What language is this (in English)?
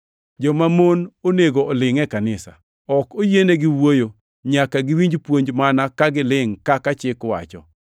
Luo (Kenya and Tanzania)